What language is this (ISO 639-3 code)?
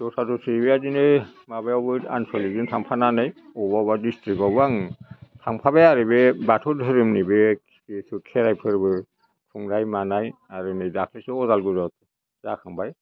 brx